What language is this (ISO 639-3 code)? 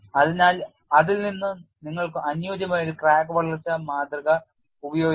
mal